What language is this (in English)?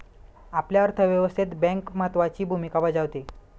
Marathi